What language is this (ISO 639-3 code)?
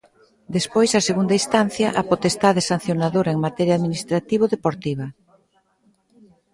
glg